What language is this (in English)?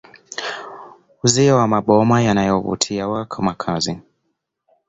Swahili